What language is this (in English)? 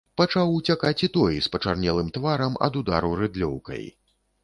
Belarusian